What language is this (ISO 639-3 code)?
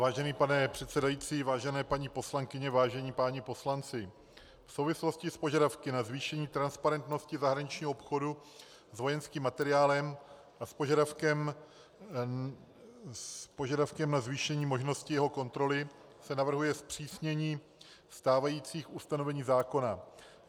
ces